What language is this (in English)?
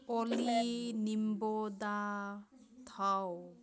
Manipuri